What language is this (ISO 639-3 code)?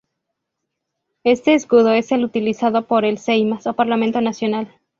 spa